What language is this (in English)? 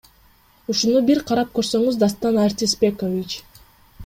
Kyrgyz